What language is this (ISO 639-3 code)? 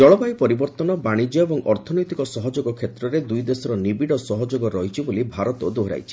ori